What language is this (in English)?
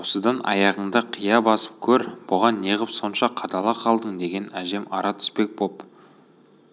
Kazakh